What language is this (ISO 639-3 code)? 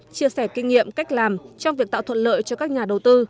vie